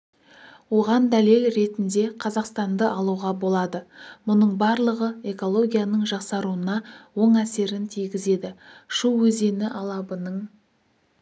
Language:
Kazakh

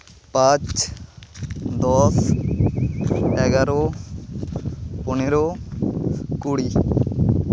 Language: Santali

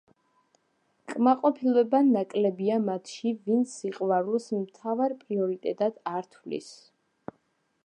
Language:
Georgian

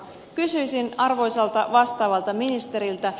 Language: Finnish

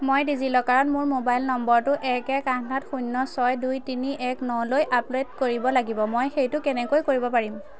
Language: Assamese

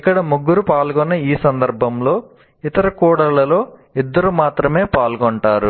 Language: Telugu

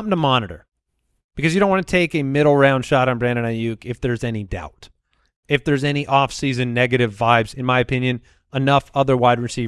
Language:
English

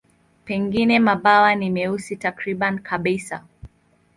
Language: Swahili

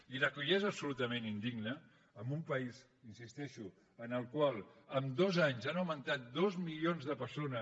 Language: Catalan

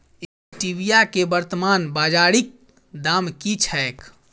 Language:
Maithili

